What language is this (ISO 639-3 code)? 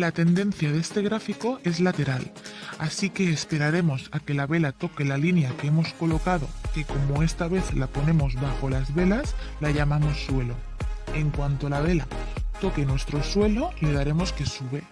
spa